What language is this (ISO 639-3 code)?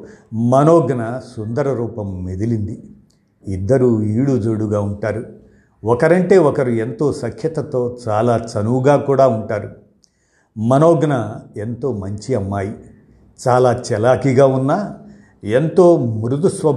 tel